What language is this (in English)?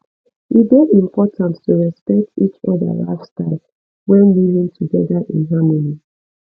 Nigerian Pidgin